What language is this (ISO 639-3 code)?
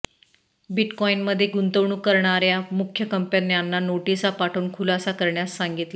mar